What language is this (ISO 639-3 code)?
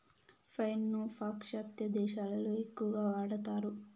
tel